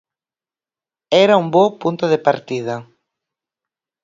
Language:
Galician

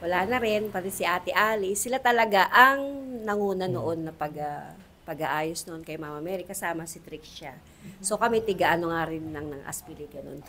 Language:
Filipino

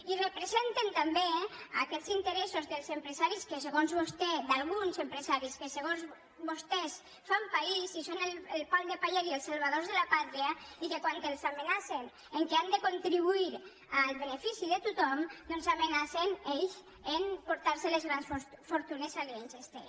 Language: Catalan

